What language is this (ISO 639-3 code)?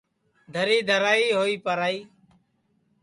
ssi